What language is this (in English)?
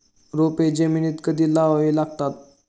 Marathi